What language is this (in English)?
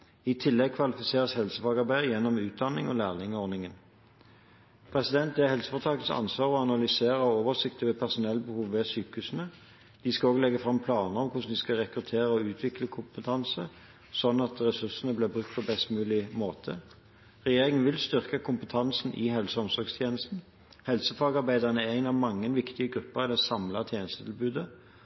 Norwegian Bokmål